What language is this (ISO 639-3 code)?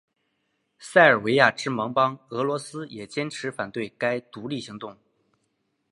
zho